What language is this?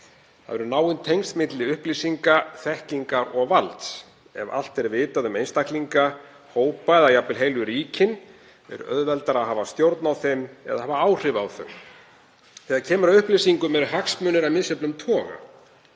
Icelandic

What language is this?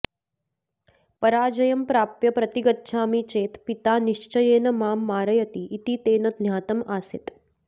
Sanskrit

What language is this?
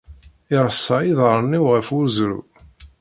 Kabyle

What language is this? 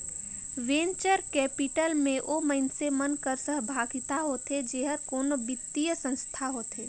Chhattisgarhi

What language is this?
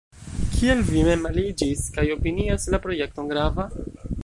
Esperanto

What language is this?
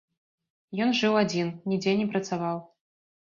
Belarusian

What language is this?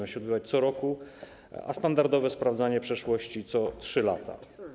Polish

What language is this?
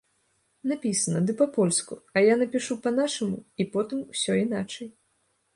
Belarusian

